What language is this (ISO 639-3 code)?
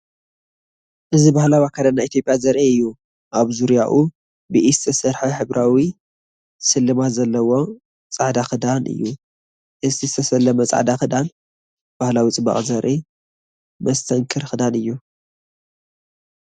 tir